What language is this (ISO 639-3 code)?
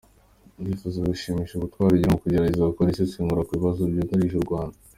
kin